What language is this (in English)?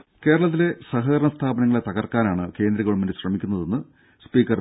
Malayalam